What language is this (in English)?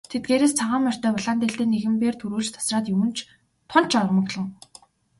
Mongolian